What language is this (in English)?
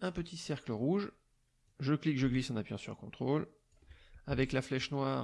French